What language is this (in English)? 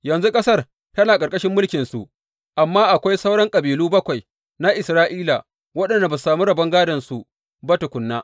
Hausa